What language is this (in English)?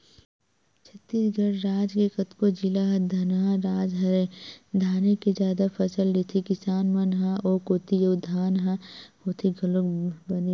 Chhattisgarhi